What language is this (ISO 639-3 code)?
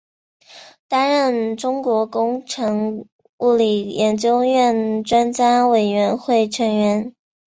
zho